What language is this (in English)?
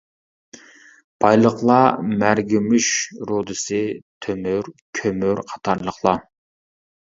Uyghur